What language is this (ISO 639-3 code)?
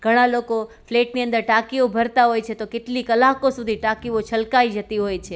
guj